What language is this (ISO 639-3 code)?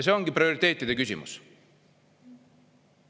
est